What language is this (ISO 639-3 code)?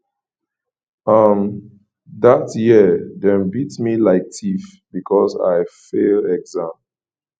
pcm